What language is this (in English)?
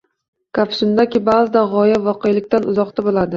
Uzbek